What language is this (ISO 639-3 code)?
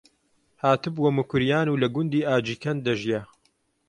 ckb